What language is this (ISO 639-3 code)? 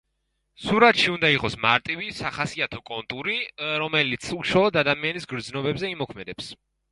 kat